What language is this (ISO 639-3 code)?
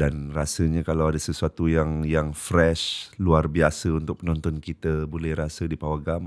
msa